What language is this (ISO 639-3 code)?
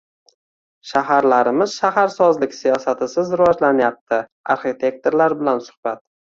uzb